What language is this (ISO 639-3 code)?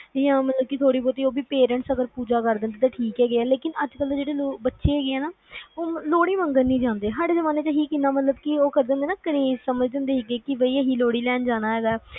pan